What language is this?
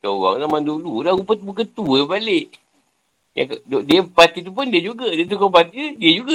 Malay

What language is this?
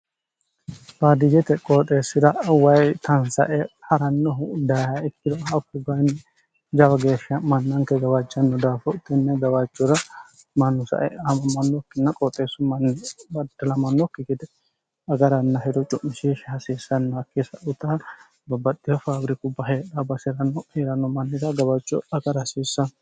Sidamo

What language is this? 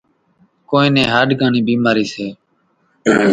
Kachi Koli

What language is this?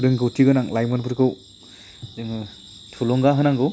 Bodo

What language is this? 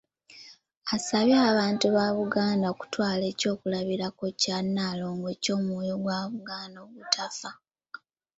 Ganda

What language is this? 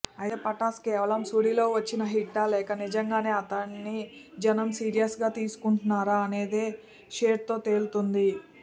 Telugu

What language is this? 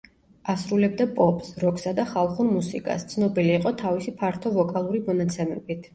Georgian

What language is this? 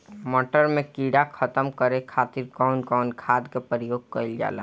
Bhojpuri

